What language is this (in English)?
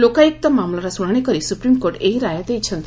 Odia